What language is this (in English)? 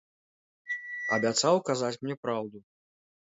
Belarusian